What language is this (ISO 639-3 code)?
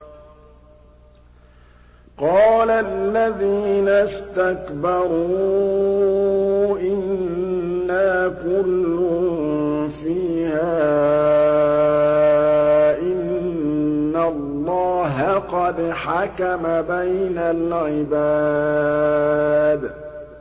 ara